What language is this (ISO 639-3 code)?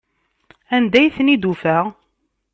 kab